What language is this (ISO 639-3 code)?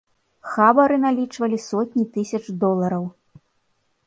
bel